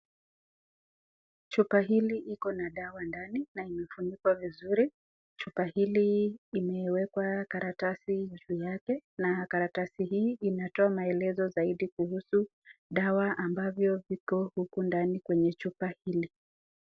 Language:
Swahili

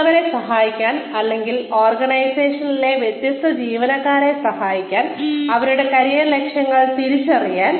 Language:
Malayalam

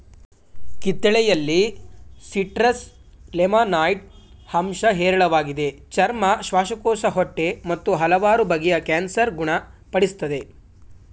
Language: Kannada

